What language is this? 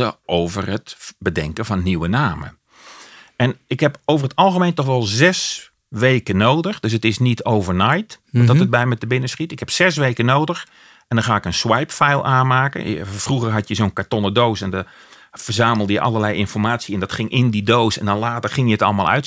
Dutch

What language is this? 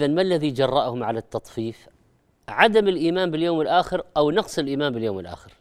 Arabic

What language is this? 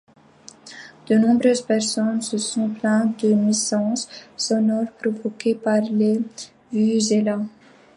French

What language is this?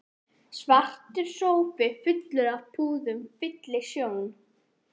Icelandic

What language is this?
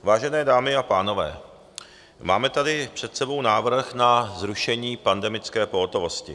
Czech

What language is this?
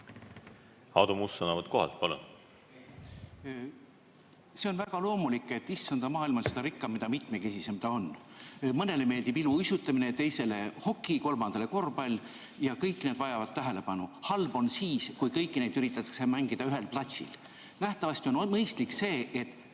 Estonian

